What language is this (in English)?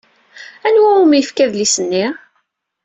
Kabyle